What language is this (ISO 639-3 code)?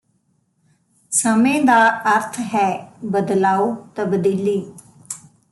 pan